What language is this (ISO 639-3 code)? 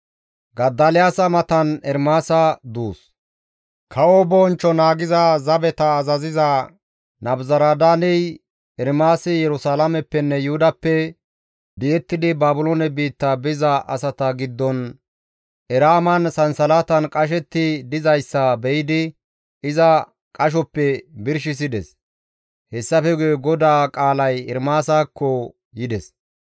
gmv